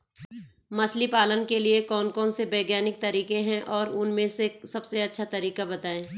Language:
Hindi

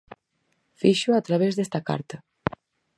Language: Galician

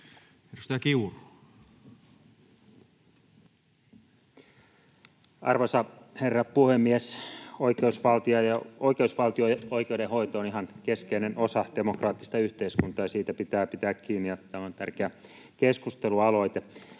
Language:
Finnish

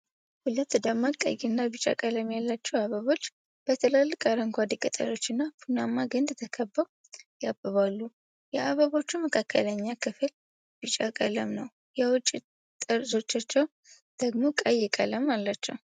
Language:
Amharic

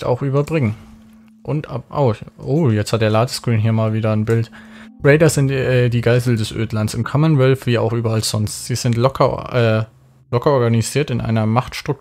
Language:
German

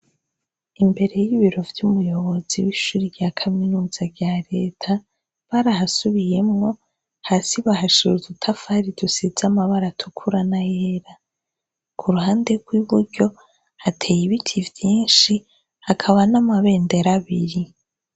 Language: Rundi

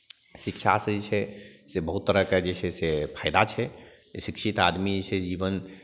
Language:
Maithili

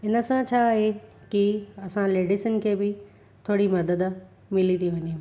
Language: Sindhi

